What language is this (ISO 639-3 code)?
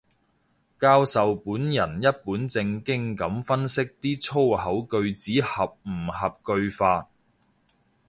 yue